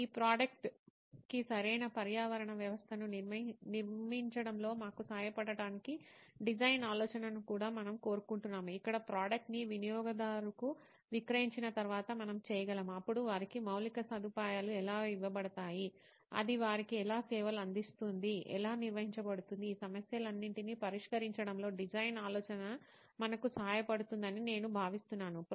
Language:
Telugu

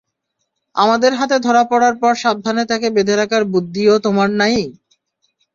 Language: Bangla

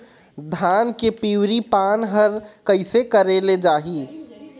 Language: Chhattisgarhi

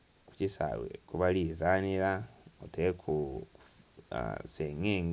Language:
Soga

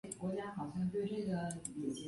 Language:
Chinese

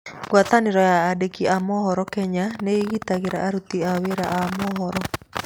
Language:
Kikuyu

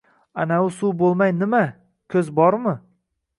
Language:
Uzbek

